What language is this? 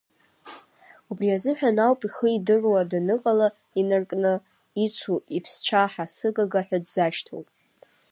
Abkhazian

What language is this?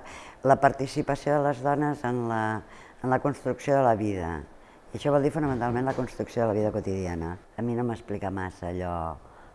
Catalan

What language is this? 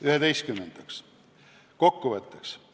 Estonian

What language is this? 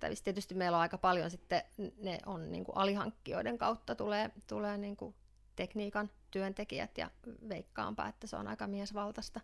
Finnish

